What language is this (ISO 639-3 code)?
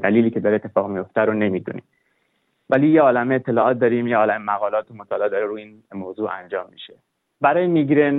fas